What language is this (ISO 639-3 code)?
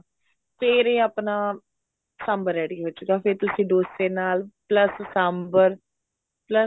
pan